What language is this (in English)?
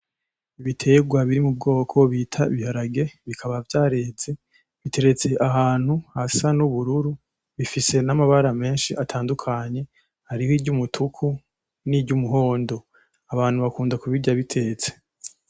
Rundi